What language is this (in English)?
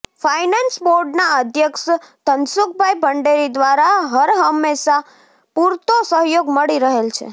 Gujarati